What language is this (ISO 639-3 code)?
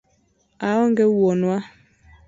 luo